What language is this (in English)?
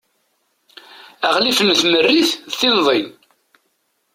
Kabyle